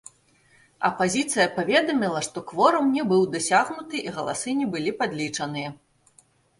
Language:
Belarusian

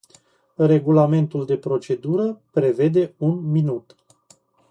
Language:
Romanian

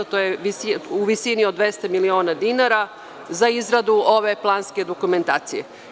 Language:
Serbian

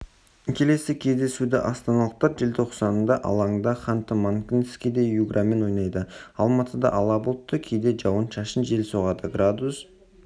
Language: Kazakh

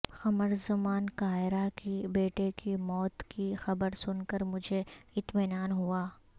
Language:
Urdu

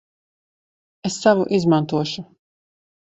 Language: Latvian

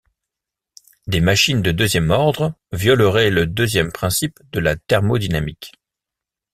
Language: French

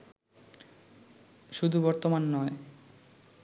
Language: Bangla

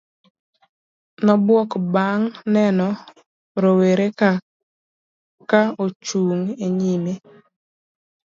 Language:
Luo (Kenya and Tanzania)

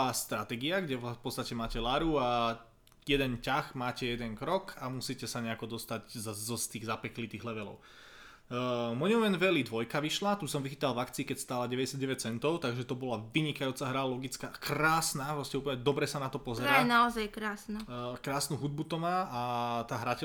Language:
Slovak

